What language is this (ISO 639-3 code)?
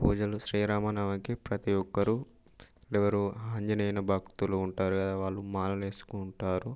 tel